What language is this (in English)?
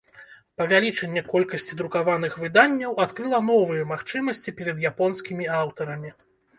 Belarusian